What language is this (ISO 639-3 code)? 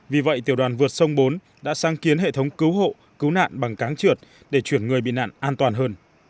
vie